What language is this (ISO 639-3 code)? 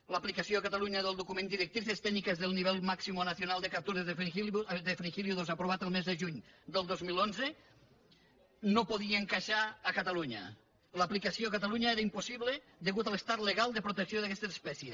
cat